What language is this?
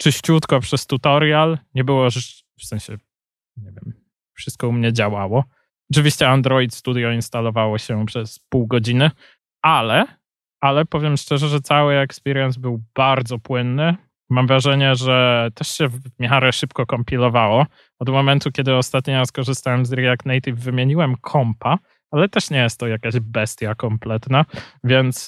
Polish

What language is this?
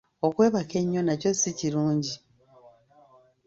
Ganda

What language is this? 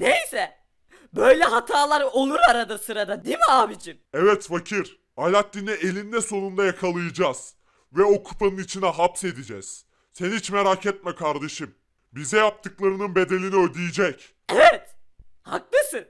Turkish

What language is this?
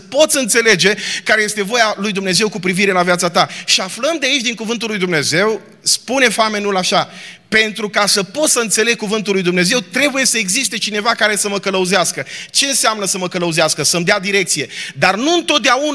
Romanian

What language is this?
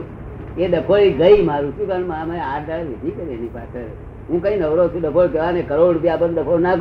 Gujarati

